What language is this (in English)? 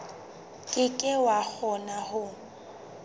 Southern Sotho